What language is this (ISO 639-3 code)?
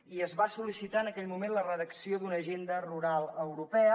cat